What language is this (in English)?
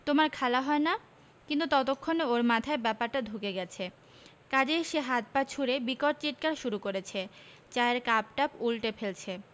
Bangla